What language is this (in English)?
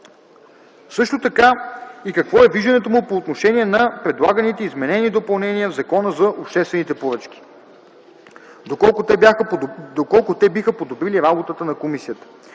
Bulgarian